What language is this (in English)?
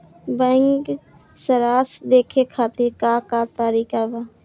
Bhojpuri